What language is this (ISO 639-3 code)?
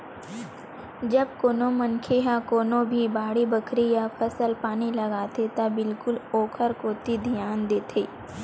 hne